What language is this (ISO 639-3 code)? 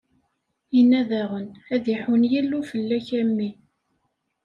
kab